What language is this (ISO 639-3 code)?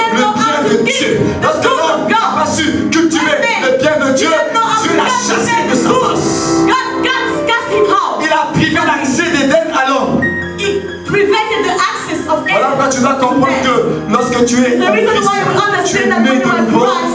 fra